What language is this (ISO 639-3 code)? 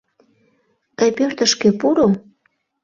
chm